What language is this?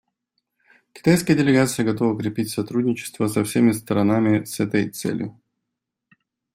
Russian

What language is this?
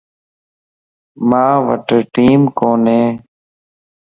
Lasi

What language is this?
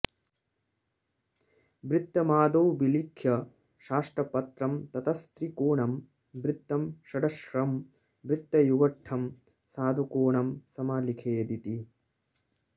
Sanskrit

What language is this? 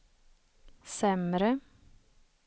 Swedish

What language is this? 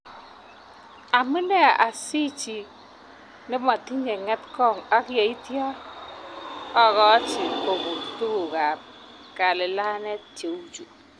Kalenjin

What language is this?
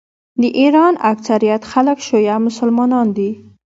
Pashto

